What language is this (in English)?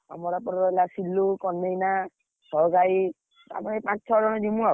Odia